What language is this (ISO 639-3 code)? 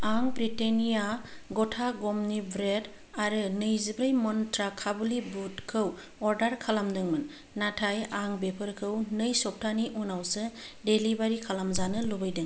brx